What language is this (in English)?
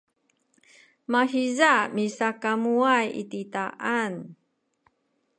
Sakizaya